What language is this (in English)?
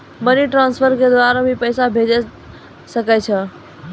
Maithili